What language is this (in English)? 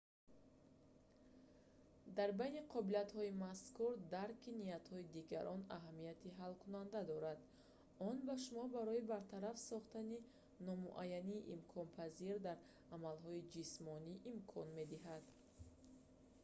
Tajik